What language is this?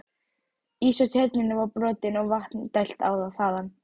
Icelandic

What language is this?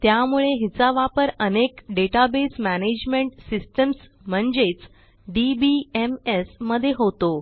Marathi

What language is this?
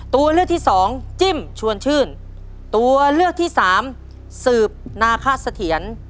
Thai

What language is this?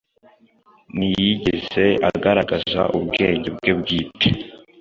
Kinyarwanda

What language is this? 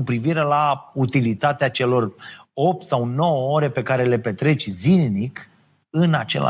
Romanian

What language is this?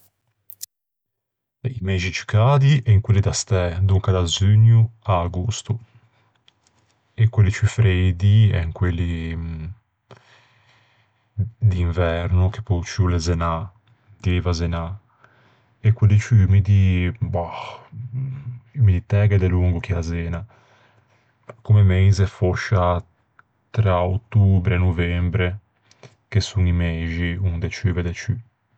Ligurian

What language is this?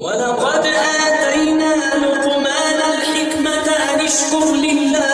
Arabic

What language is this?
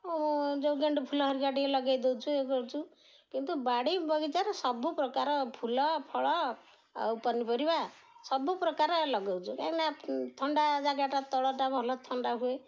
Odia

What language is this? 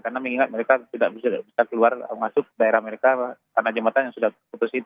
Indonesian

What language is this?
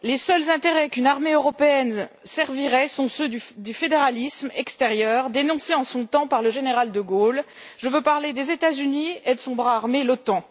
French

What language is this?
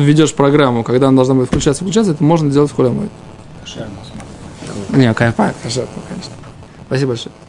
Russian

